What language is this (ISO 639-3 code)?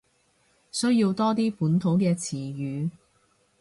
yue